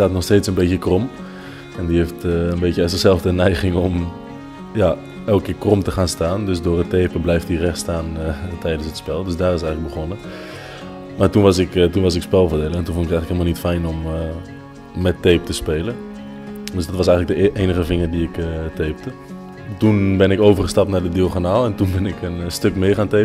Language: Dutch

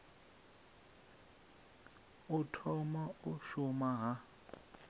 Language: Venda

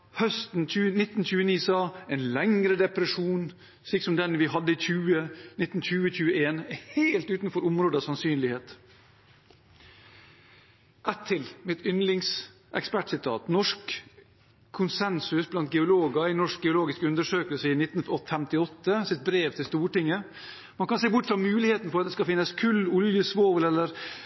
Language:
Norwegian Bokmål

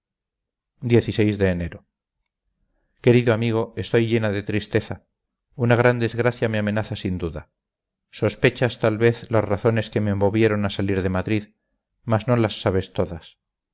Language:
Spanish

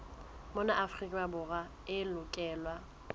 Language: Southern Sotho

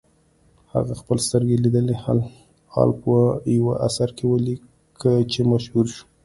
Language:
Pashto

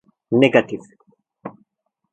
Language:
Turkish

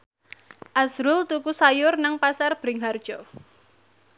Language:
Javanese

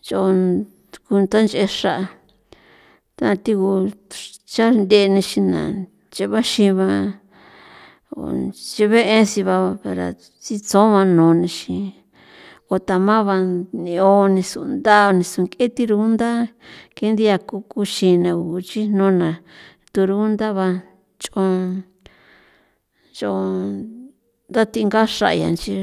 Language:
San Felipe Otlaltepec Popoloca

